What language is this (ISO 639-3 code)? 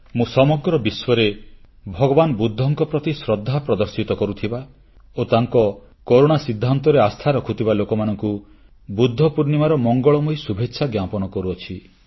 ori